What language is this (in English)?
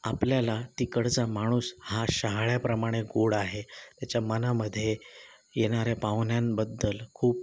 Marathi